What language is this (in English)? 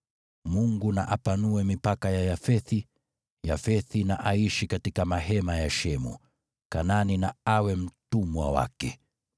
Swahili